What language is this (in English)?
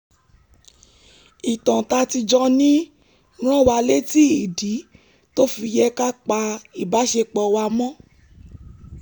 Yoruba